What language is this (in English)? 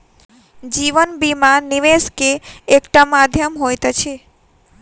Maithili